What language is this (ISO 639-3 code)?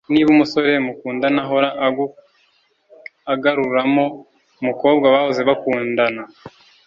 kin